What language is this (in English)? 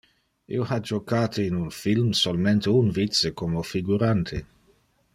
Interlingua